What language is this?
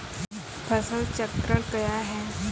Maithili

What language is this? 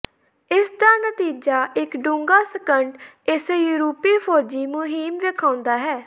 Punjabi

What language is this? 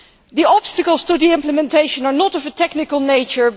English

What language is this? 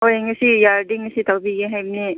Manipuri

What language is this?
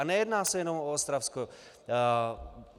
Czech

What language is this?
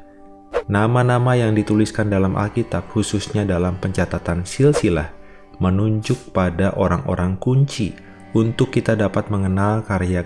Indonesian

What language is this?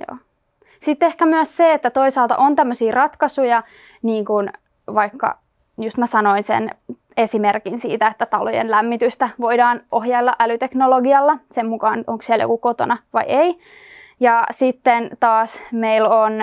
Finnish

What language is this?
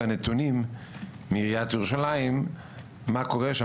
Hebrew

